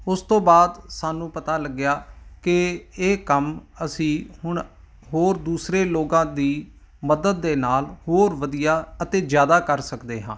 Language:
Punjabi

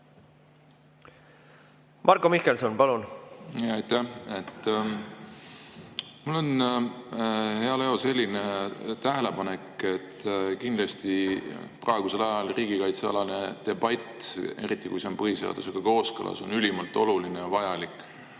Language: Estonian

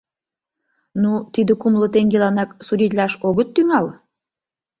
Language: Mari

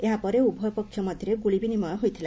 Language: Odia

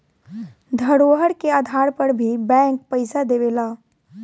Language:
Bhojpuri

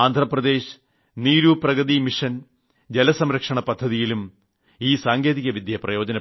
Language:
Malayalam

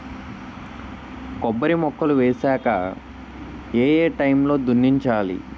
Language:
Telugu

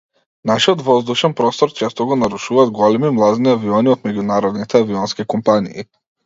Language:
Macedonian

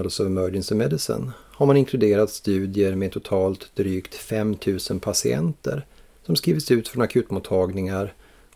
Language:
Swedish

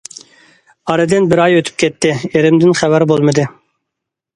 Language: Uyghur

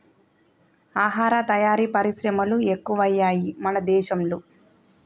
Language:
Telugu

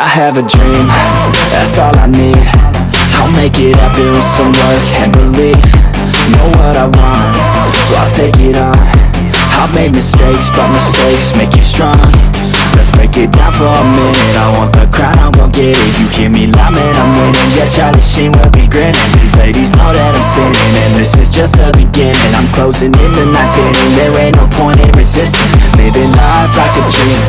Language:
English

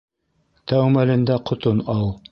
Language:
Bashkir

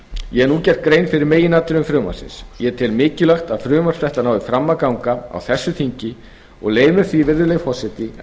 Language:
Icelandic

